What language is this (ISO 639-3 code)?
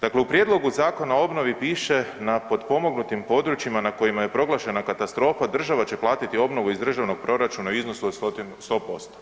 hrv